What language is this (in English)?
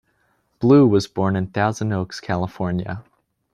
English